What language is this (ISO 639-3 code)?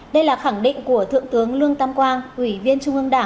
vie